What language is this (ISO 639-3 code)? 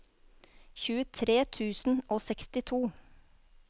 nor